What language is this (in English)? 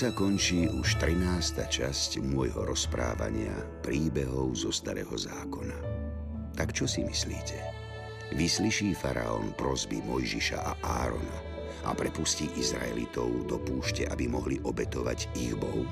Slovak